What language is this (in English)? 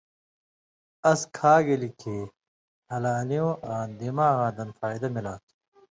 Indus Kohistani